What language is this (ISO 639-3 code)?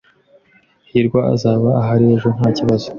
kin